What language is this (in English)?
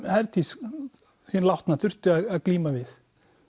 Icelandic